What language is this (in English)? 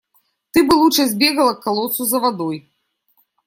Russian